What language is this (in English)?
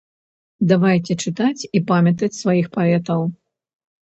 Belarusian